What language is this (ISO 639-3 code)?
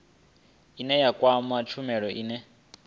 ven